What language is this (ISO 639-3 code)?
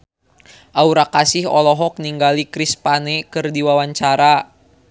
sun